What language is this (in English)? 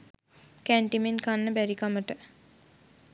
Sinhala